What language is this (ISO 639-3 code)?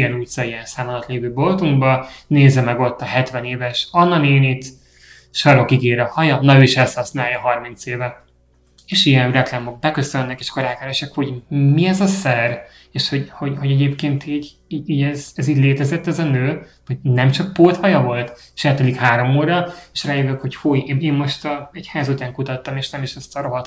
hun